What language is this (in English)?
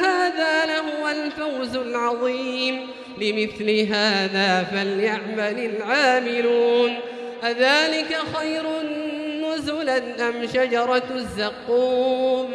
Arabic